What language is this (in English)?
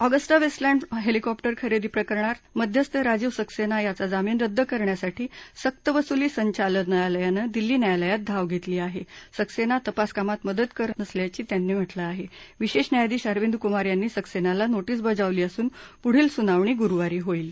Marathi